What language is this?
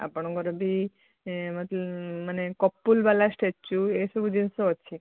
Odia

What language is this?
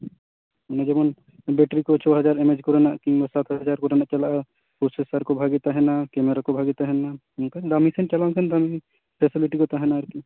Santali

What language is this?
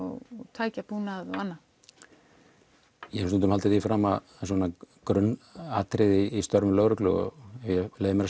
Icelandic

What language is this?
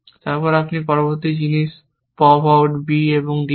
Bangla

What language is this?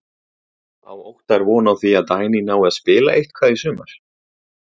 Icelandic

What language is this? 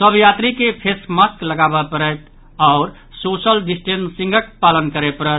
Maithili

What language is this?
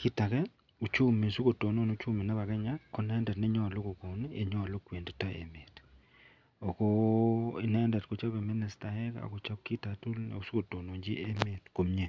Kalenjin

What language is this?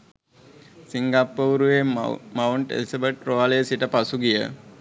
Sinhala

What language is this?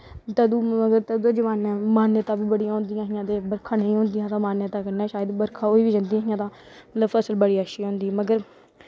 Dogri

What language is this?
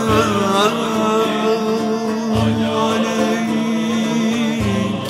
Turkish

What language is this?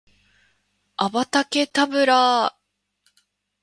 Japanese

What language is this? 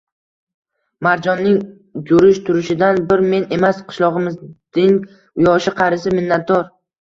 Uzbek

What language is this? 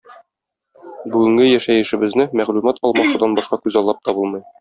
Tatar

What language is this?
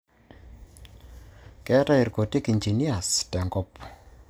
Masai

